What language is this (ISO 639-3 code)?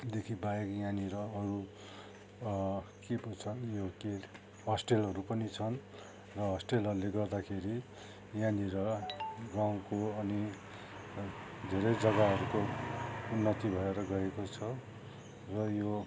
nep